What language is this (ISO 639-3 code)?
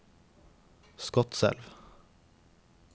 nor